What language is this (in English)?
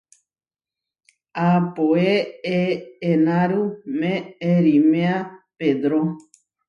Huarijio